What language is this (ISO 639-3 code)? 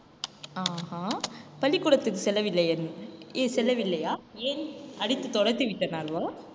tam